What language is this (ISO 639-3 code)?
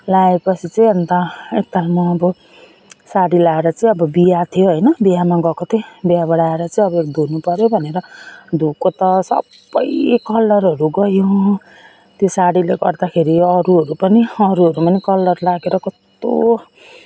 nep